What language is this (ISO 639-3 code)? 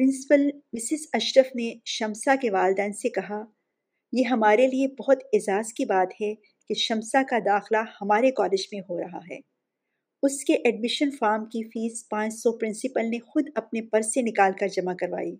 urd